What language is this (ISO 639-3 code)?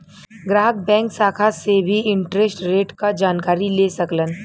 bho